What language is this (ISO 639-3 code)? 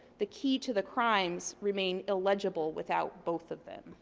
eng